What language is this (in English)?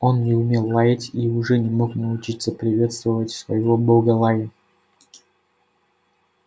Russian